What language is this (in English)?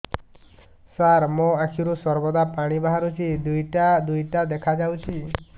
Odia